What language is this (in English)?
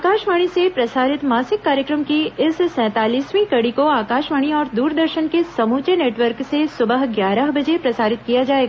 Hindi